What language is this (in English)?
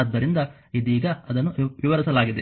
Kannada